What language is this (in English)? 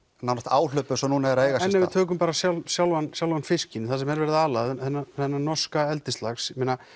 Icelandic